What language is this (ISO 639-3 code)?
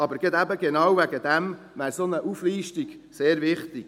gsw